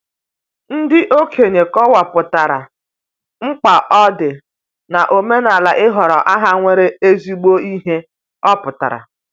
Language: Igbo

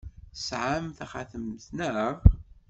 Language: Kabyle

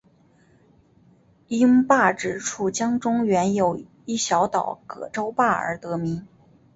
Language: Chinese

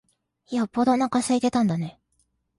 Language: Japanese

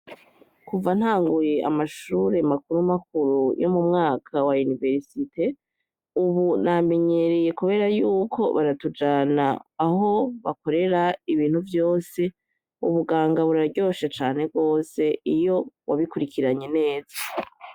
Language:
Rundi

